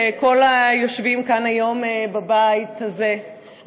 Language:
Hebrew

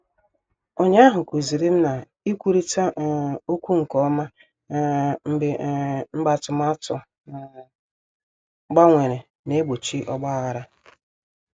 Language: Igbo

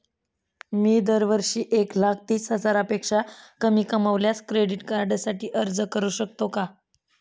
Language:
Marathi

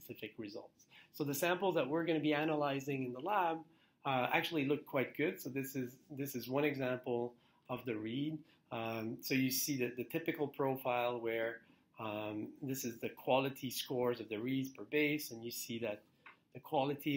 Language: English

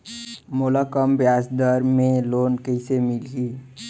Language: Chhattisgarhi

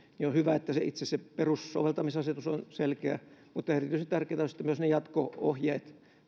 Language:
Finnish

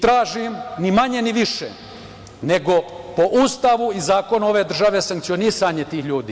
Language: Serbian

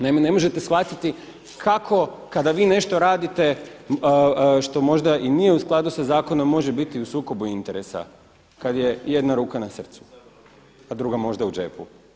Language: Croatian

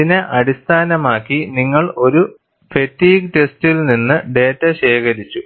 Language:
Malayalam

